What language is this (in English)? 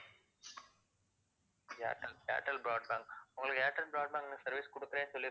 Tamil